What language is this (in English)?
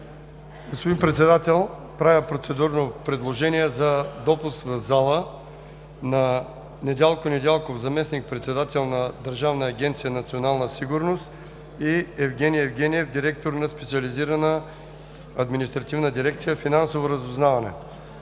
Bulgarian